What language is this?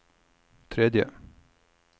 Norwegian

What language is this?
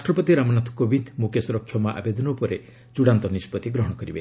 Odia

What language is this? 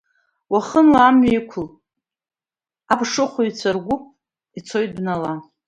Abkhazian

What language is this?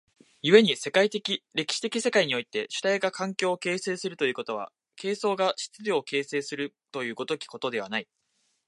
Japanese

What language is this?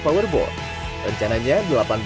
Indonesian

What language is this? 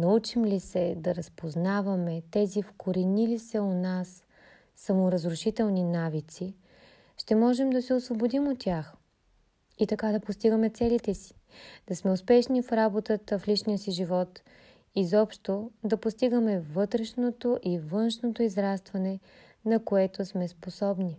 Bulgarian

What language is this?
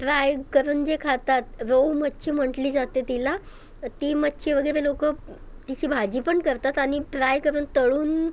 Marathi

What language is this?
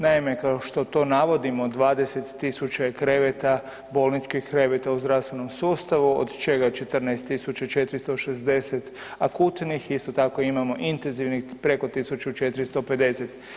Croatian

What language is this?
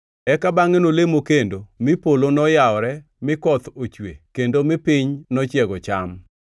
Luo (Kenya and Tanzania)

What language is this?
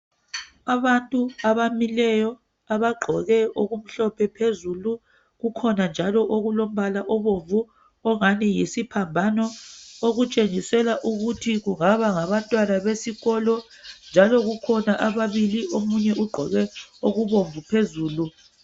North Ndebele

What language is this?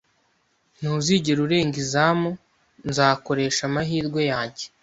Kinyarwanda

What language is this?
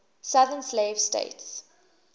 English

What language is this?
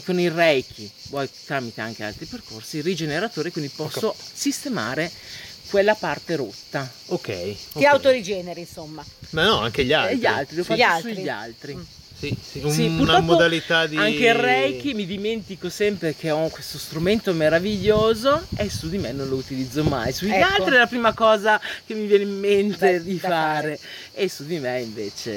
Italian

